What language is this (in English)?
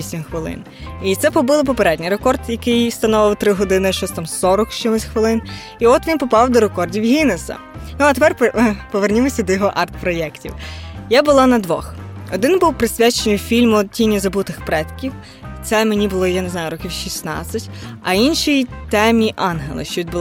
Ukrainian